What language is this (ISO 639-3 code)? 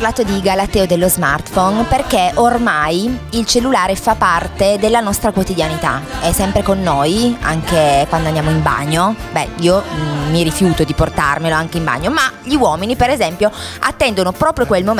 ita